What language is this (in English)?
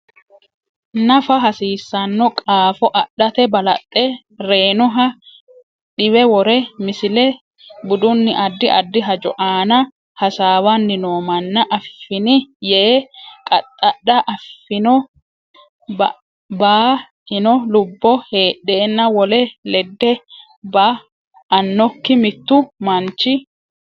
Sidamo